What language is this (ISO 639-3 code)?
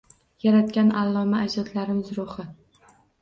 uzb